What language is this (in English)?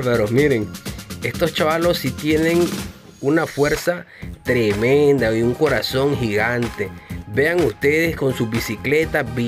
Spanish